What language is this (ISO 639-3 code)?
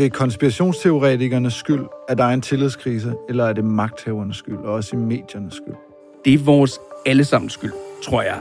dan